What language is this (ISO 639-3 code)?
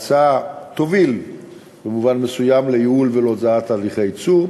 heb